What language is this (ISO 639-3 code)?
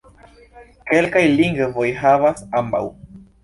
epo